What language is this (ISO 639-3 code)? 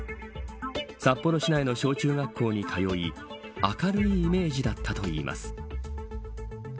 jpn